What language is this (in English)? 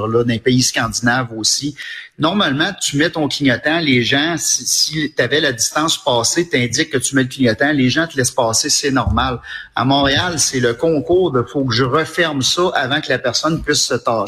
French